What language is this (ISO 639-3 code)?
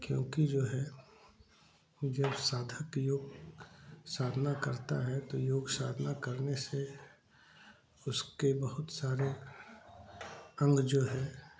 hin